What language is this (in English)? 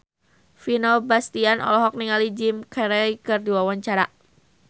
Sundanese